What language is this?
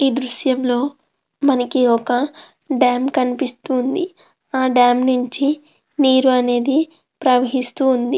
Telugu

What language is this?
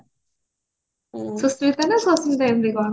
Odia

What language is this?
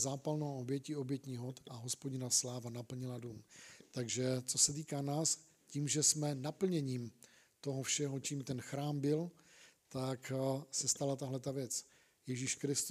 Czech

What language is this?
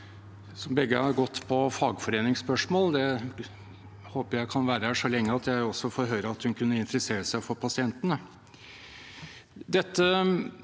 Norwegian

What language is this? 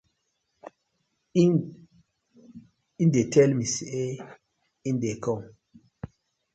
Nigerian Pidgin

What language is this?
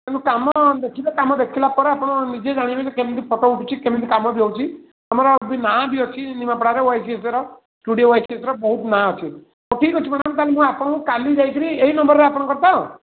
Odia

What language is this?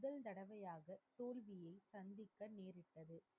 Tamil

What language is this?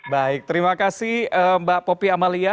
Indonesian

